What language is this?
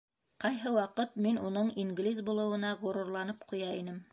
Bashkir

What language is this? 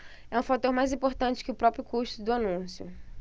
Portuguese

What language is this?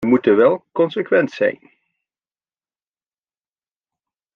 Dutch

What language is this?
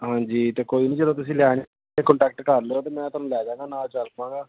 Punjabi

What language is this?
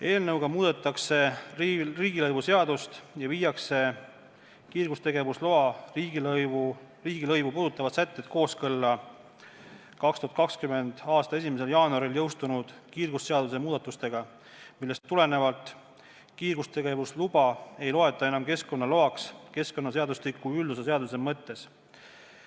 Estonian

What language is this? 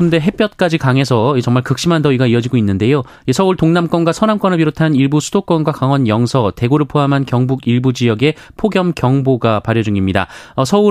Korean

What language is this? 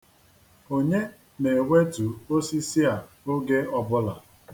Igbo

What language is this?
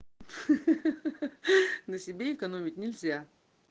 Russian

